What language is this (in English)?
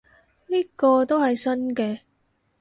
Cantonese